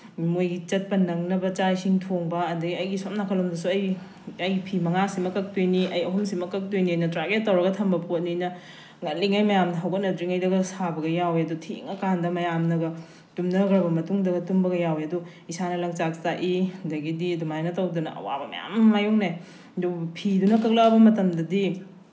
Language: Manipuri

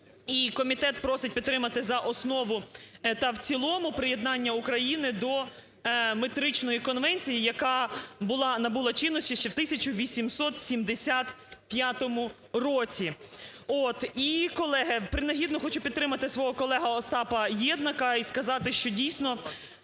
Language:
Ukrainian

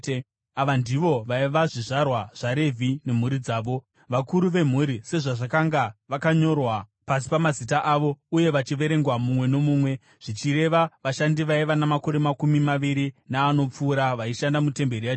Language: Shona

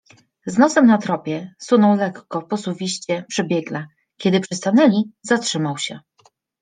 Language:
Polish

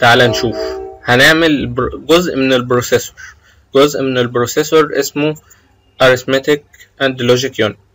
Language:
Arabic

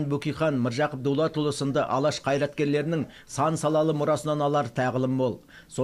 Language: Turkish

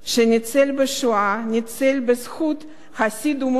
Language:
Hebrew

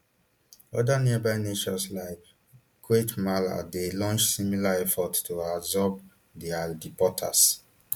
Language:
Nigerian Pidgin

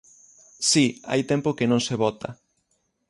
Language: Galician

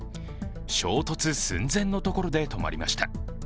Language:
Japanese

